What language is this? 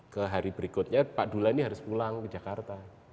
Indonesian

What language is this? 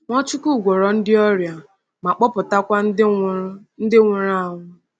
Igbo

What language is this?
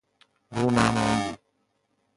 Persian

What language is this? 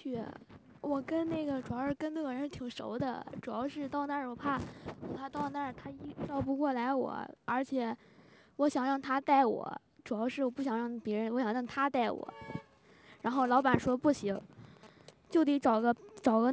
Chinese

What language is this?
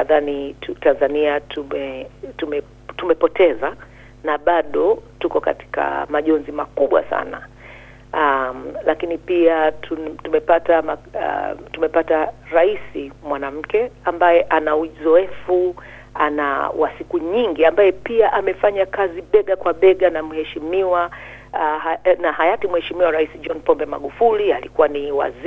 Swahili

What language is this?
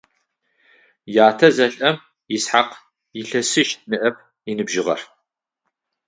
Adyghe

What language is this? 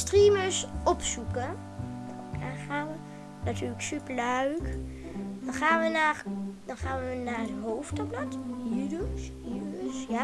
Dutch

